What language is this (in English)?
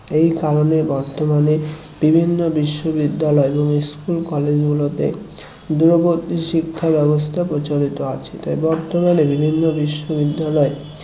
Bangla